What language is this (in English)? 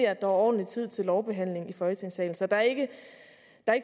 Danish